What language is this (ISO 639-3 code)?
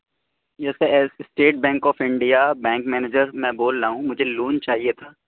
urd